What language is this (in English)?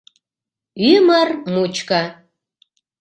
Mari